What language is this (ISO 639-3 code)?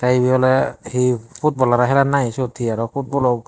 ccp